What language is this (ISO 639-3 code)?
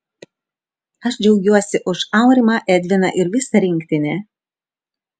lit